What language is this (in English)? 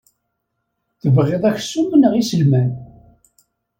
Kabyle